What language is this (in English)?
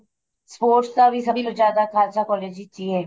Punjabi